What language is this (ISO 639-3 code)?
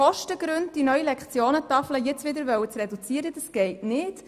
gsw